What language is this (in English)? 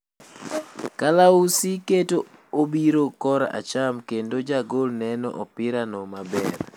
Luo (Kenya and Tanzania)